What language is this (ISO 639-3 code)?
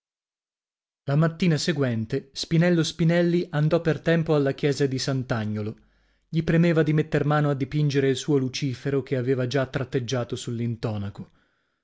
ita